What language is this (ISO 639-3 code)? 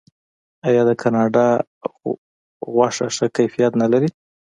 pus